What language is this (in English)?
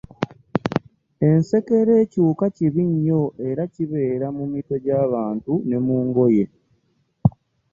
Ganda